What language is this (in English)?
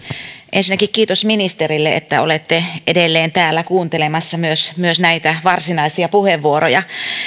Finnish